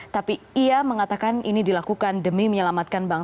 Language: Indonesian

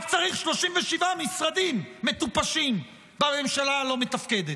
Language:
Hebrew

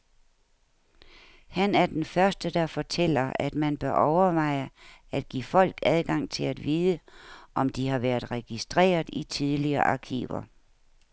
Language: Danish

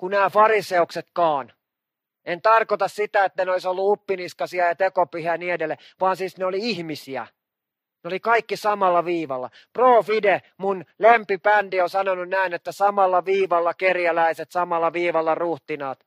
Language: Finnish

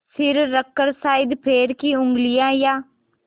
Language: Hindi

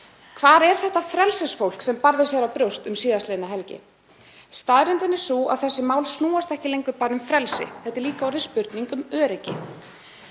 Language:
Icelandic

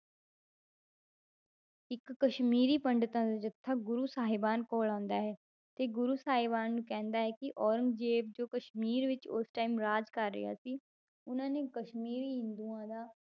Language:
Punjabi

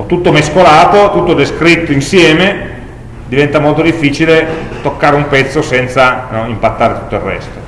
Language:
Italian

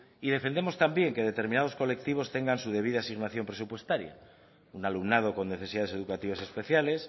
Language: Spanish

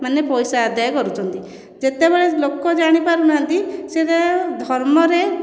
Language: Odia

